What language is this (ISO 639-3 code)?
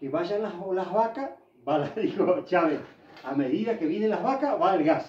spa